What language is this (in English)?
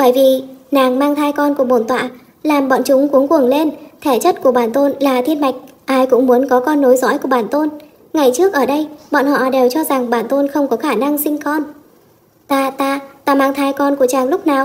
Vietnamese